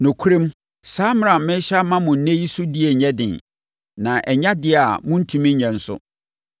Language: Akan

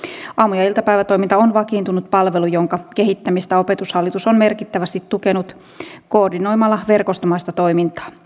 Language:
Finnish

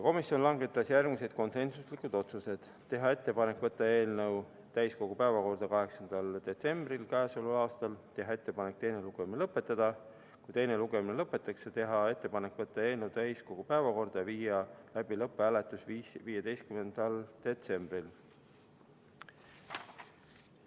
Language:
Estonian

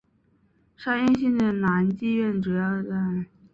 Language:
Chinese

